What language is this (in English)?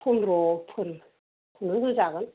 Bodo